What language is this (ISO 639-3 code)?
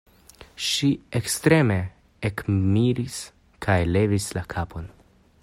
epo